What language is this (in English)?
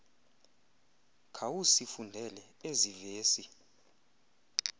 Xhosa